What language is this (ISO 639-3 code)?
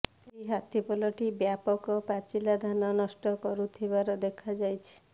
ori